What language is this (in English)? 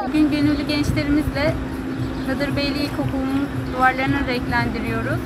Turkish